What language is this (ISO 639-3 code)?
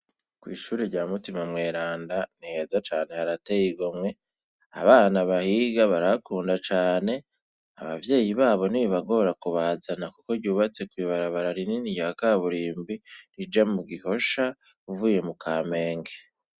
run